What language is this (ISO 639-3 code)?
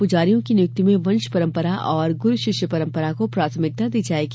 hin